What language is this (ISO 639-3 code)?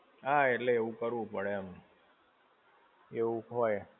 guj